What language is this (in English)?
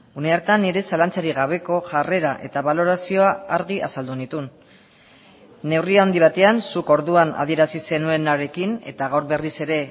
Basque